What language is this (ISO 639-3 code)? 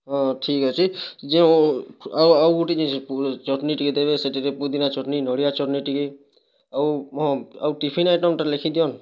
ori